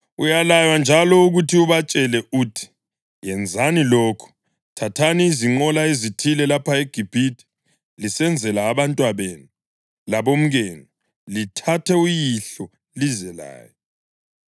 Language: North Ndebele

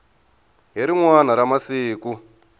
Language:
Tsonga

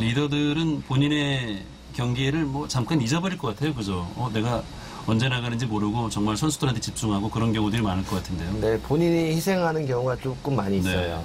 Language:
Korean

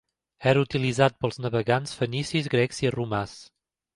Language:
Catalan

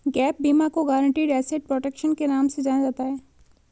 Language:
Hindi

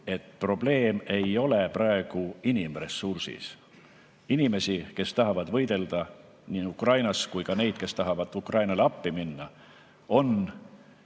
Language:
Estonian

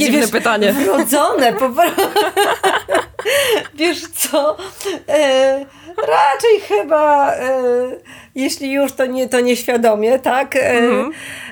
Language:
Polish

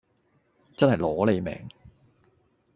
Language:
Cantonese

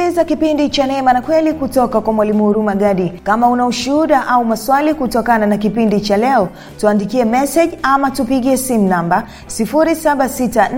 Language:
Swahili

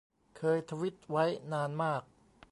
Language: Thai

